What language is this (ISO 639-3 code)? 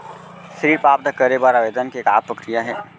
hne